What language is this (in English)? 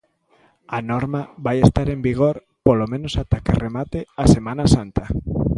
Galician